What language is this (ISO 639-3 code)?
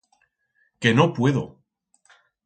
arg